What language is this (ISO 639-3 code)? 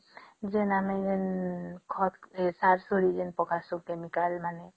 ori